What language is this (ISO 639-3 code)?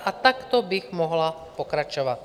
ces